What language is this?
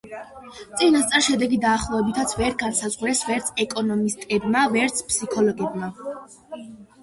Georgian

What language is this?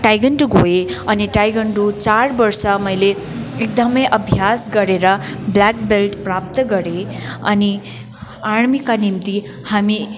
Nepali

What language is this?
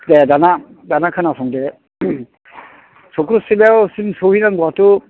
Bodo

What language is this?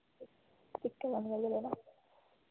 Dogri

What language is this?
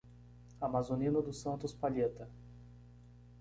Portuguese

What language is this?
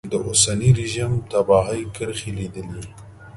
Pashto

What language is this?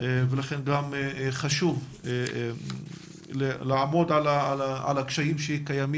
Hebrew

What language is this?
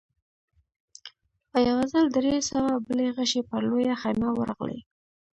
Pashto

